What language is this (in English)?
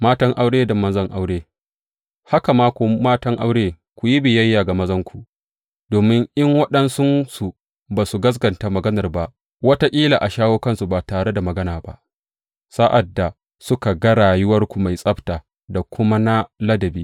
Hausa